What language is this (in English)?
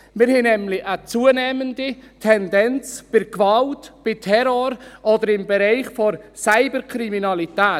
Swiss German